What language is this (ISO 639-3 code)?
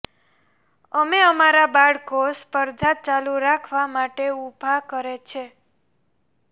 guj